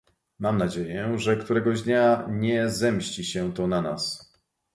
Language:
Polish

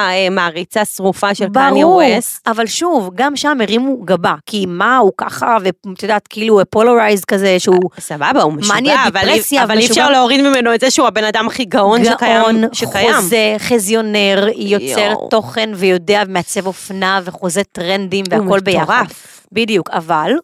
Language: Hebrew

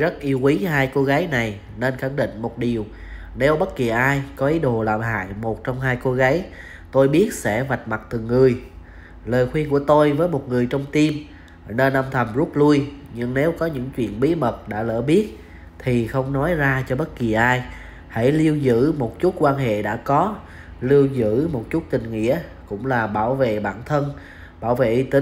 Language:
Vietnamese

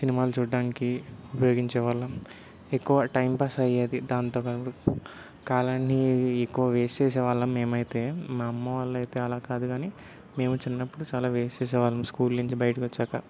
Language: Telugu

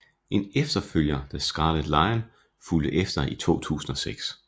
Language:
Danish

